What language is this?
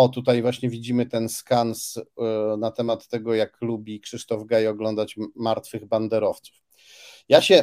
Polish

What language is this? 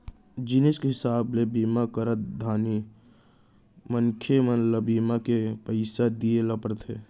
Chhattisgarhi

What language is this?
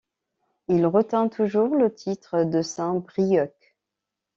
French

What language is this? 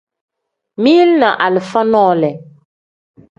Tem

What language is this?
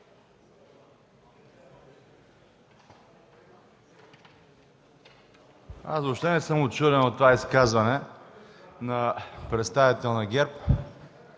Bulgarian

